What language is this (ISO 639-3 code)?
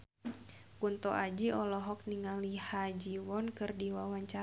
sun